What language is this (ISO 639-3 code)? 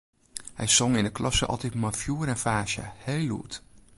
fry